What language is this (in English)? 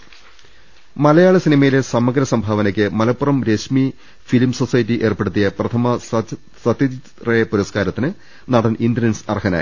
Malayalam